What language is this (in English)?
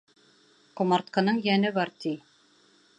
Bashkir